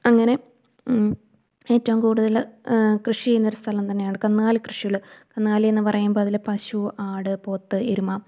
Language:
Malayalam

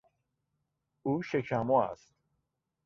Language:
Persian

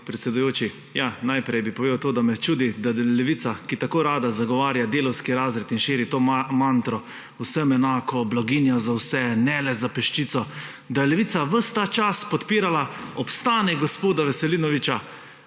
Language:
Slovenian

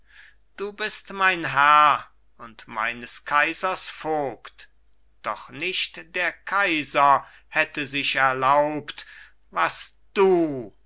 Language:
German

